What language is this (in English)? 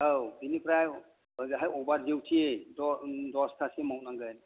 Bodo